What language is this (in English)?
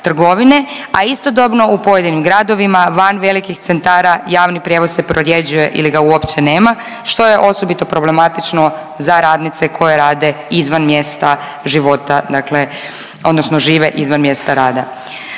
Croatian